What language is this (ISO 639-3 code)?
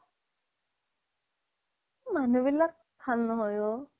asm